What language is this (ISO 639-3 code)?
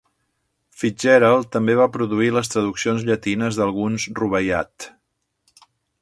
cat